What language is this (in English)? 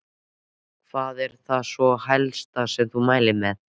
Icelandic